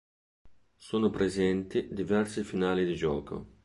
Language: Italian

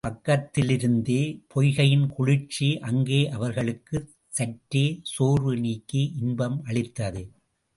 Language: Tamil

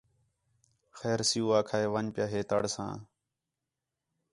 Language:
Khetrani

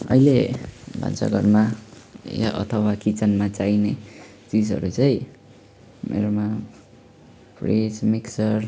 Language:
Nepali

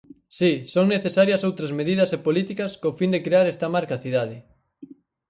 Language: Galician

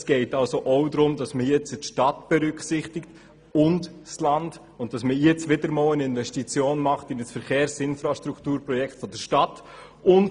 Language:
Swiss German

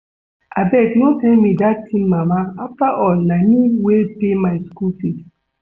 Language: Nigerian Pidgin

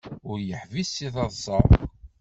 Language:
Kabyle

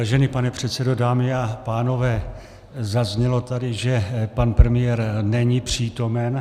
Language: Czech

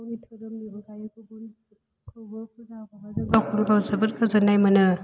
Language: Bodo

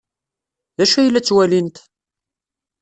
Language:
Kabyle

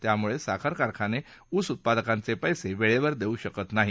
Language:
Marathi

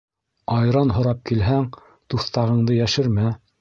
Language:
Bashkir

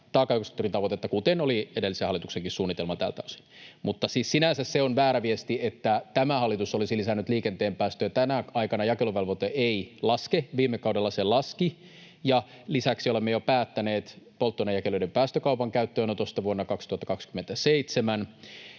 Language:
Finnish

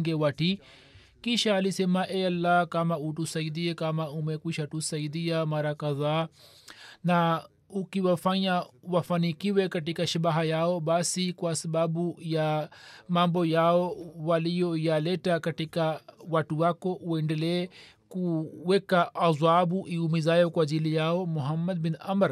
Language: Swahili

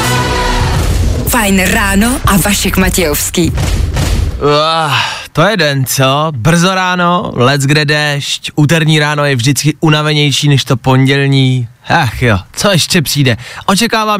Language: Czech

